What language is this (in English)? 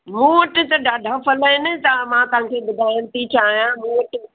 Sindhi